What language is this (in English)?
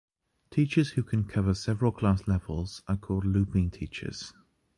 English